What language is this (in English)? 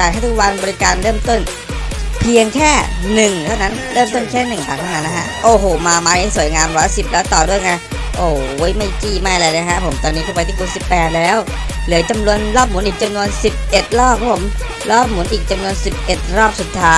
Thai